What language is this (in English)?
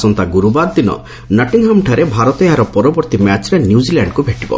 Odia